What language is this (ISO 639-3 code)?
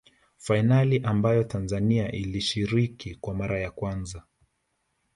swa